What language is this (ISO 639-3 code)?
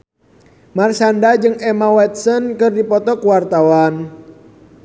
sun